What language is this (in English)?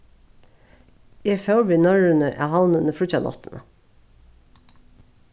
Faroese